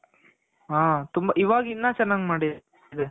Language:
Kannada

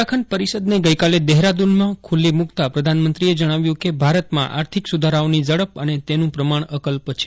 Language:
Gujarati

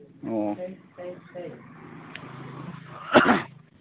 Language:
Manipuri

